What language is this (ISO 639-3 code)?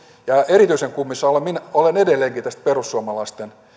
fin